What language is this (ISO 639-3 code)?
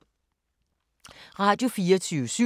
dan